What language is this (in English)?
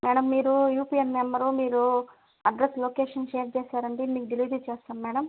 Telugu